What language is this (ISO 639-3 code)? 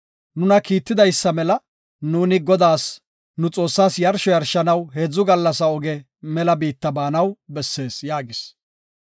gof